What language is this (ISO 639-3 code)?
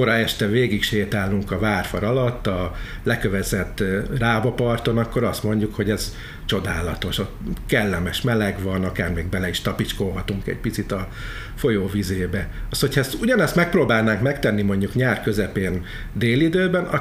hun